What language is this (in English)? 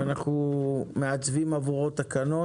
Hebrew